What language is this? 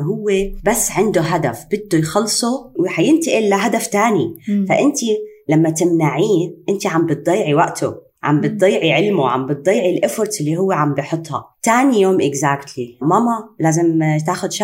Arabic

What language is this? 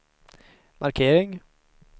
Swedish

